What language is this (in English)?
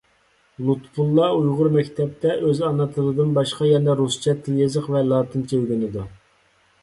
Uyghur